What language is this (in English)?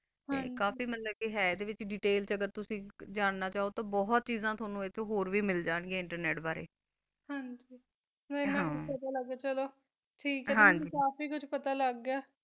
Punjabi